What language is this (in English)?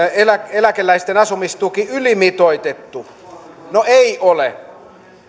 Finnish